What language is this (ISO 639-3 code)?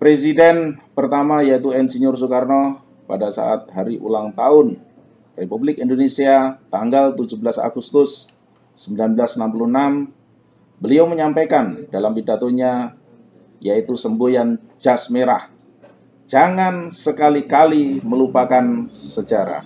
ind